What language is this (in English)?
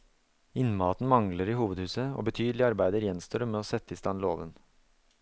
Norwegian